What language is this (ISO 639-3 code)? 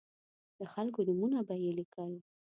pus